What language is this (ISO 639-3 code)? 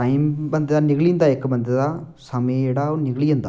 doi